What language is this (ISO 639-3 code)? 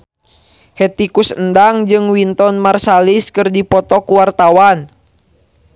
sun